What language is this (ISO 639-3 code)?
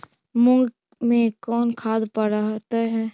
mag